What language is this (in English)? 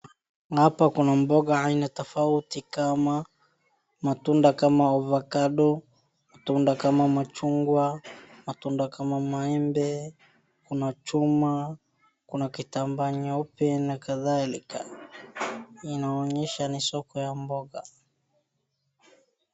Swahili